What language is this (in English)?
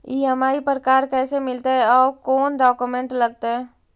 Magahi